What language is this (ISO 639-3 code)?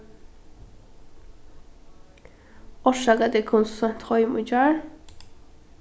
fao